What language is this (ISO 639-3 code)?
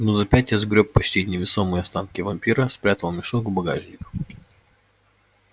rus